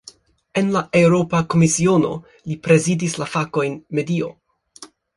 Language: Esperanto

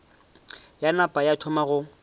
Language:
Northern Sotho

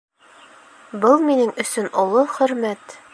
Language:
Bashkir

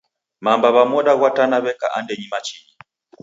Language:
Taita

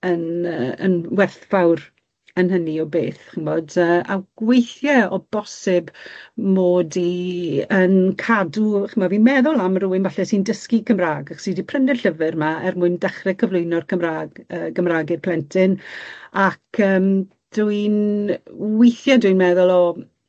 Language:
Welsh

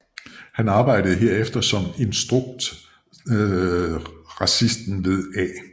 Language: Danish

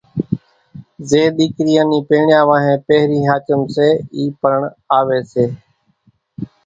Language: Kachi Koli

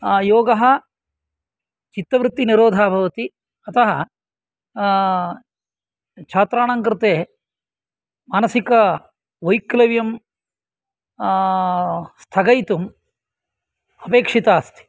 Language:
Sanskrit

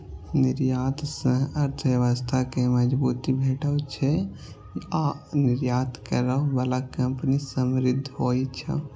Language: Maithili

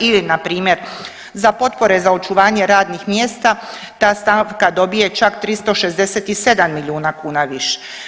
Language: Croatian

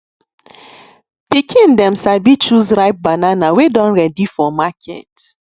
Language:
Nigerian Pidgin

